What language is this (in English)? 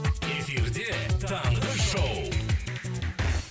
Kazakh